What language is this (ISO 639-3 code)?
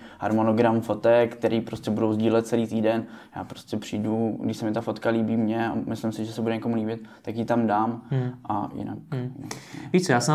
ces